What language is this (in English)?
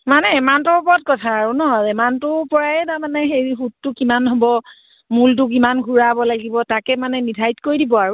Assamese